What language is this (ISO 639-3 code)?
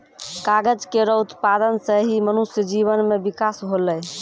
mai